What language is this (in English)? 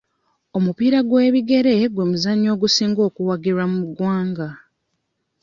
Ganda